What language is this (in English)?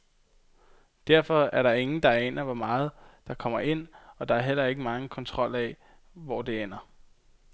Danish